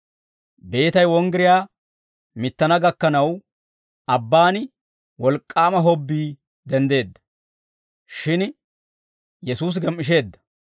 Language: Dawro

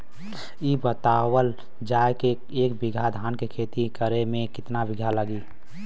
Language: Bhojpuri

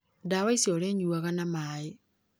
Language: Kikuyu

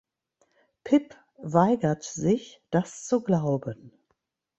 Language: German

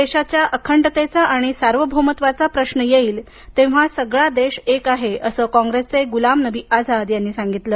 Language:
Marathi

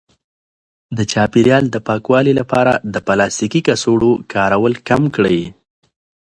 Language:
Pashto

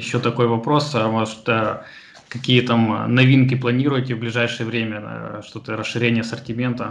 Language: Russian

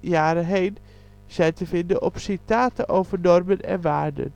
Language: Dutch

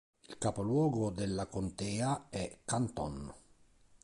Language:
Italian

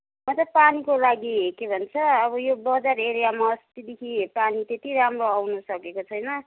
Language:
Nepali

